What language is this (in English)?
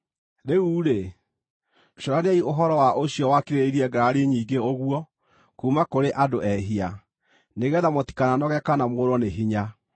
Kikuyu